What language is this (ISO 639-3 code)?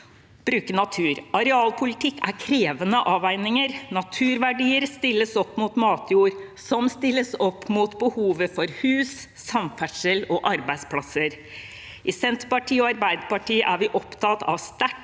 nor